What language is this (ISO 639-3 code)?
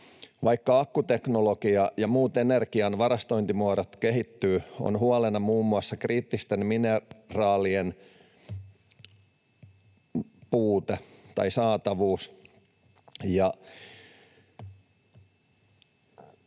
fin